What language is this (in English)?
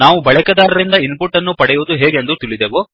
Kannada